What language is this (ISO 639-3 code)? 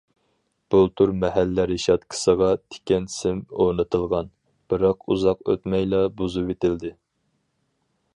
uig